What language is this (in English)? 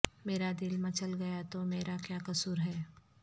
Urdu